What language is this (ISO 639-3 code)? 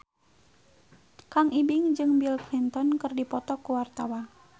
sun